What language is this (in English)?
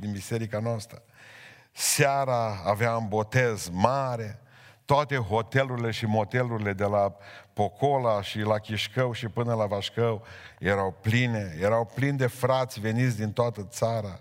Romanian